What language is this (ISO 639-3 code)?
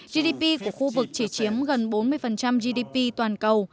vie